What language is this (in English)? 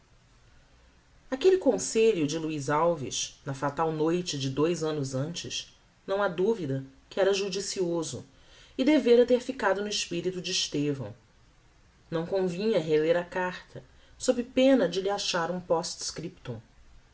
Portuguese